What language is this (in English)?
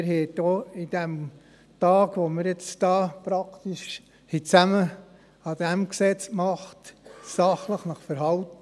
Swiss German